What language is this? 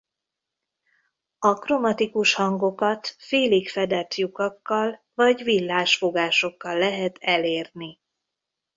Hungarian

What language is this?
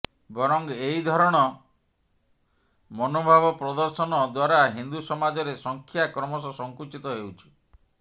Odia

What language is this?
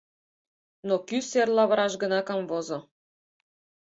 Mari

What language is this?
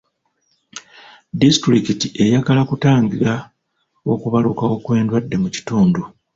Ganda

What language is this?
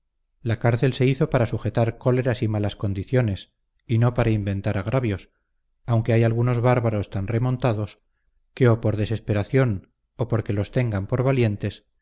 Spanish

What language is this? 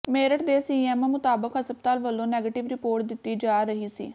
Punjabi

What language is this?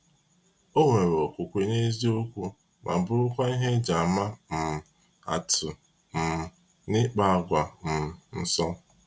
Igbo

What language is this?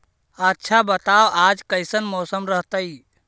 Magahi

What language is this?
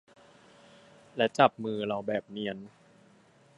Thai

